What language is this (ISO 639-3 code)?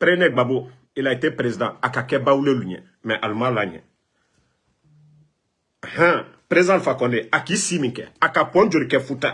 fra